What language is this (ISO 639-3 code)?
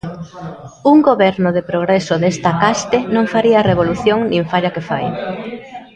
glg